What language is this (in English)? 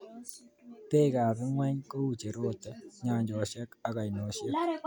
Kalenjin